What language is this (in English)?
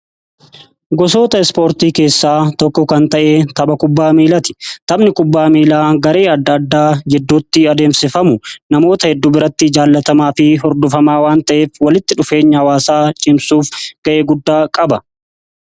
Oromo